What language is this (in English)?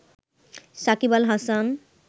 Bangla